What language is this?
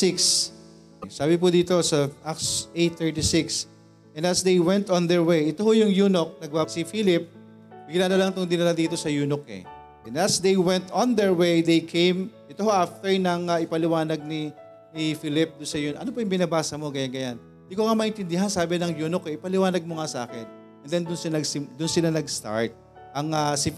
Filipino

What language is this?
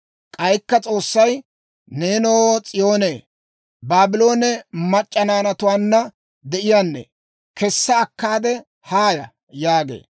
Dawro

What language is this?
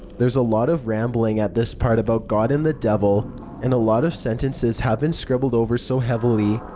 English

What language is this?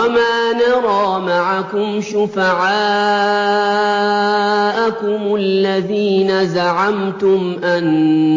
Arabic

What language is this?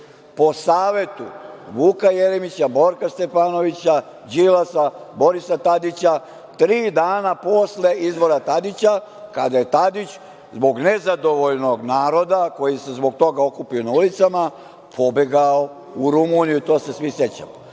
Serbian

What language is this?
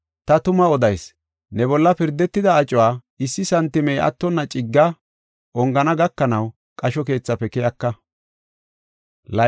Gofa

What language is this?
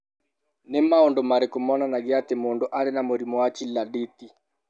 Kikuyu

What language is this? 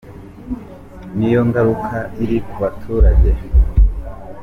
Kinyarwanda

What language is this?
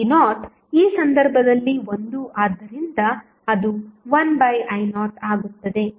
Kannada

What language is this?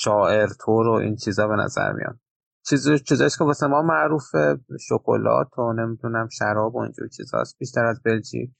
Persian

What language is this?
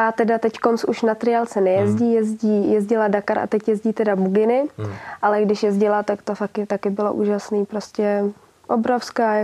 Czech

